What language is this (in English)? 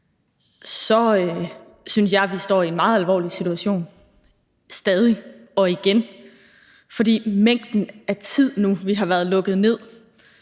Danish